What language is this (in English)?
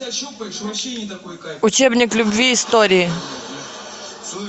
Russian